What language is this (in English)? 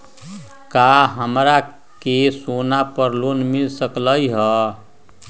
Magahi